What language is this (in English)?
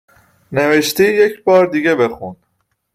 Persian